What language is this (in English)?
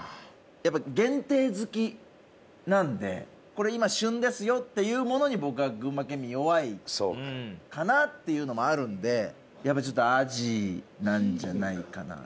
Japanese